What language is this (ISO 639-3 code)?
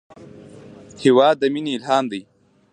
pus